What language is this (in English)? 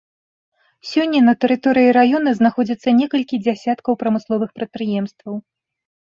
Belarusian